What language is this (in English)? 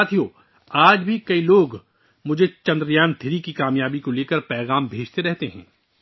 Urdu